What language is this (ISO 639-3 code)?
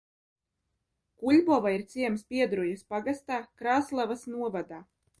lav